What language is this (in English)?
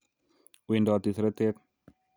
Kalenjin